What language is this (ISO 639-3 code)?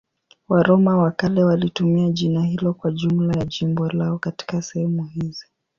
swa